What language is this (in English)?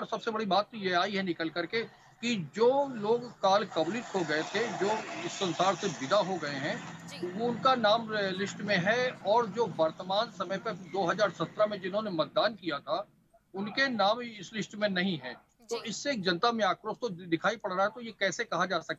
Hindi